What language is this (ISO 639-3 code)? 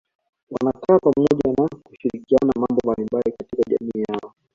swa